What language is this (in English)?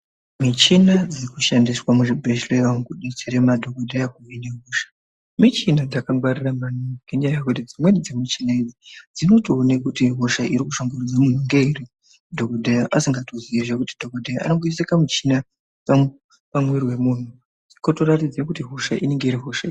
Ndau